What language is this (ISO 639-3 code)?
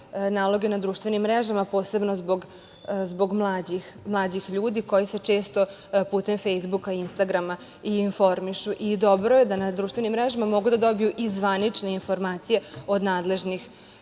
srp